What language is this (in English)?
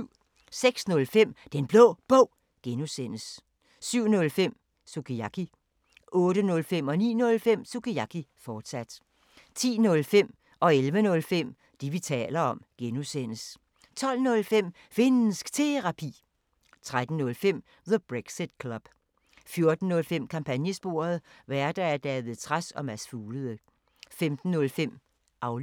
Danish